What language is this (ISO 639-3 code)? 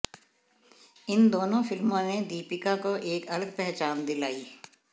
hin